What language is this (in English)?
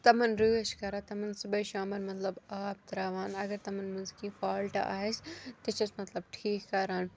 Kashmiri